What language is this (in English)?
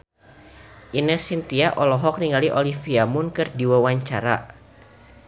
Sundanese